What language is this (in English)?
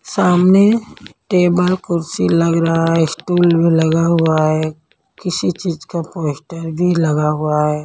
Hindi